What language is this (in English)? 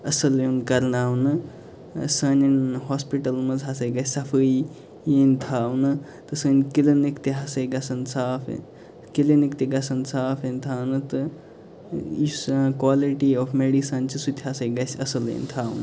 Kashmiri